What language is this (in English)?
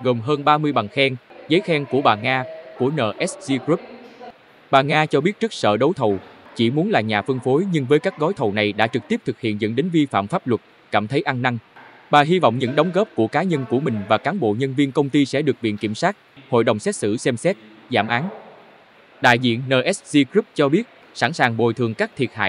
Vietnamese